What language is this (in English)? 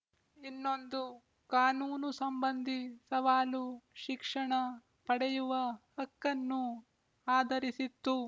Kannada